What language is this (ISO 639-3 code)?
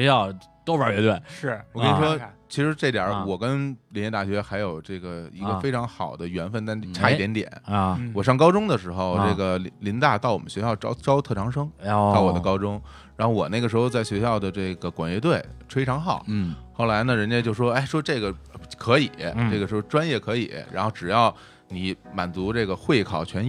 zho